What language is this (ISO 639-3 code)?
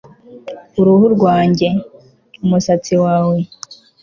kin